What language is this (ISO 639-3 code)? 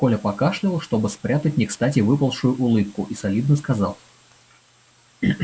rus